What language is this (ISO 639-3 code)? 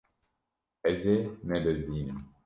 kur